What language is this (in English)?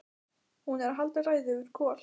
Icelandic